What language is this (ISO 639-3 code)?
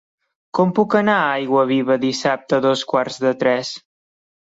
cat